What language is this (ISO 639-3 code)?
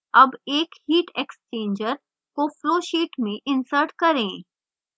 hin